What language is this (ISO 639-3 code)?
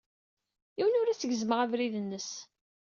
kab